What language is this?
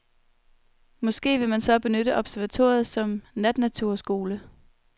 Danish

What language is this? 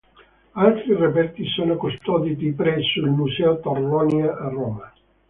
Italian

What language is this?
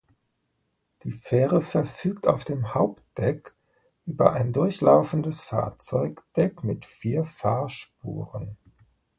German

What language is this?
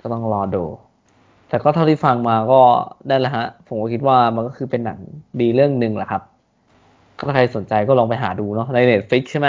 Thai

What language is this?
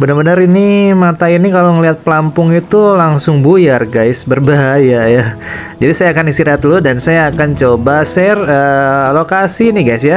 Indonesian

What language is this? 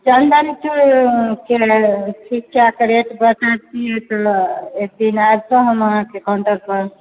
Maithili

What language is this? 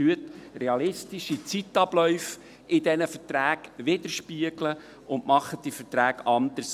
Swiss German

